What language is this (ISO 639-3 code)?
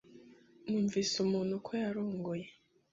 kin